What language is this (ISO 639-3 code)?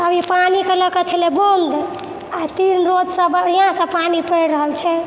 mai